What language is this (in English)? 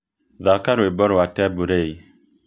Kikuyu